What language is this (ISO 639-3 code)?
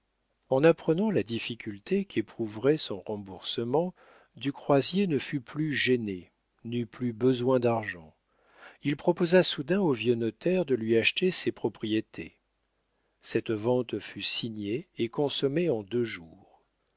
fra